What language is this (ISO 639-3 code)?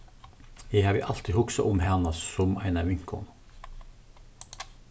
fao